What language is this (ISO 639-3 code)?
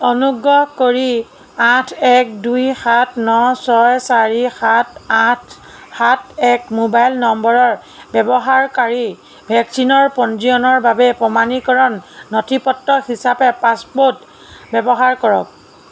asm